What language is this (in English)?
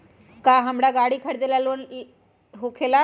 Magahi